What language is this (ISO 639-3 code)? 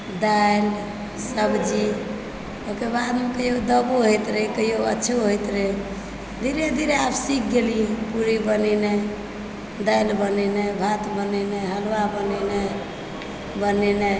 mai